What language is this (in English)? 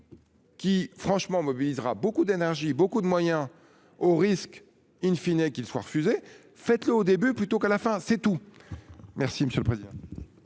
French